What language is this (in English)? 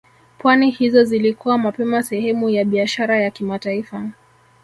Swahili